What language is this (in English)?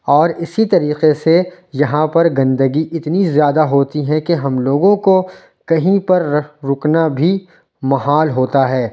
Urdu